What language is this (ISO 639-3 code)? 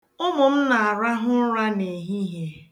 ibo